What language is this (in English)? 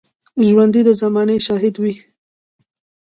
Pashto